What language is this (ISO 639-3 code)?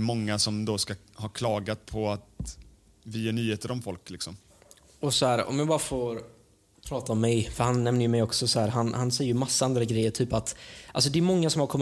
swe